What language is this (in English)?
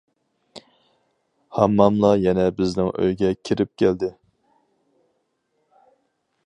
Uyghur